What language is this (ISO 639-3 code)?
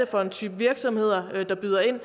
dan